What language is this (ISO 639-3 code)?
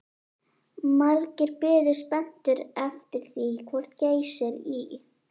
isl